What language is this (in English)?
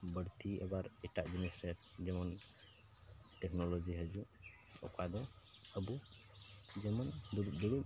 Santali